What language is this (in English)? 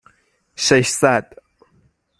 Persian